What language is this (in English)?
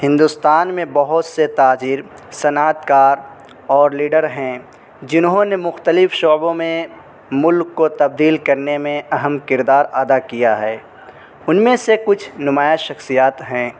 Urdu